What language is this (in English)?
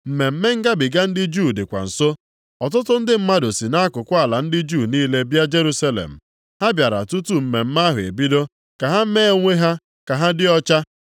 Igbo